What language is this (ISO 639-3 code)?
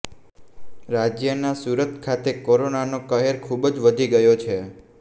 guj